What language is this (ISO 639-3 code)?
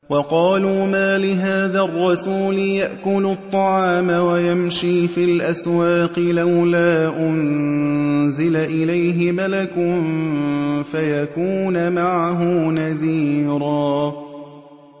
ara